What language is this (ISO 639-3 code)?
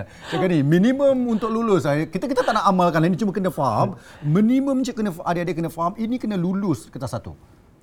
msa